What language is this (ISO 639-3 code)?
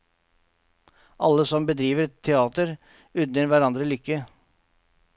nor